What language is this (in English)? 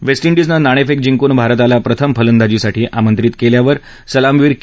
Marathi